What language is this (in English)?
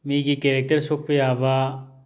Manipuri